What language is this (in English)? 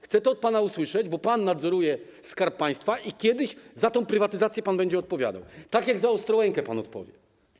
Polish